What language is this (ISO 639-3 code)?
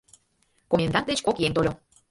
chm